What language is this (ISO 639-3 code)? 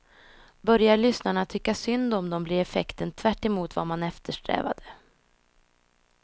swe